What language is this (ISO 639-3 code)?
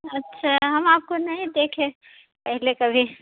urd